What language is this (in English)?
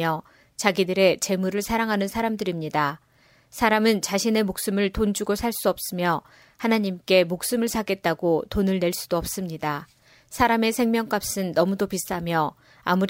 Korean